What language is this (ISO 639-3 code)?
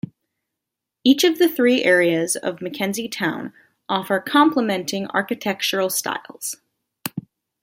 eng